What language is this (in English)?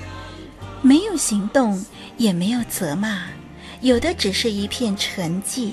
Chinese